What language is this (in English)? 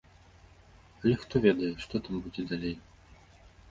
Belarusian